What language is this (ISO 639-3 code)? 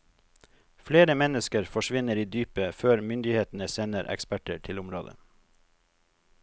nor